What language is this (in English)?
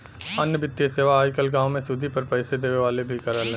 Bhojpuri